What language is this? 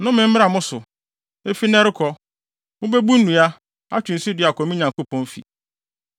Akan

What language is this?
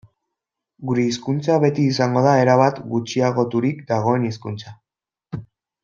Basque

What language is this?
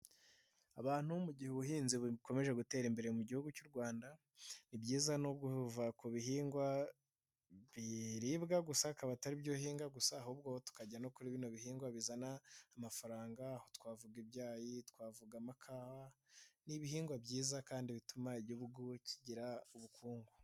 Kinyarwanda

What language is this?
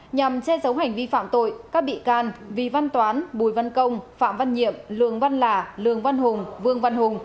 Vietnamese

